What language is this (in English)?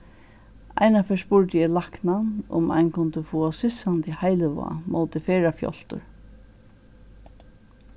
Faroese